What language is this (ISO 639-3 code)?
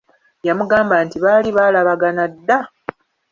lug